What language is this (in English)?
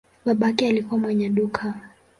Swahili